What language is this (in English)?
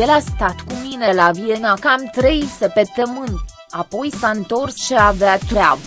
Romanian